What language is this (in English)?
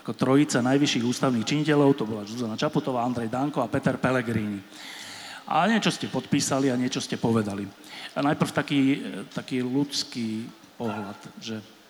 Slovak